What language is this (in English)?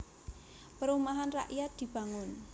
Javanese